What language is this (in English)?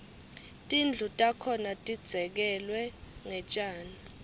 Swati